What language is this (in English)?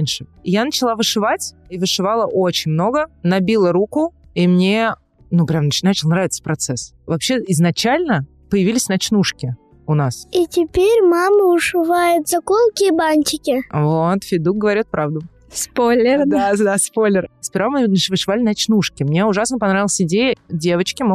Russian